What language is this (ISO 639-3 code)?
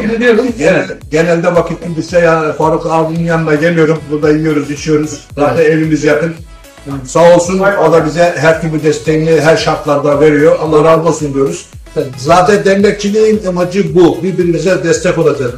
tur